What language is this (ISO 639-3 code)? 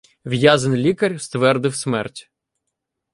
ukr